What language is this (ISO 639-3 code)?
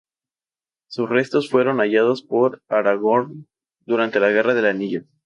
spa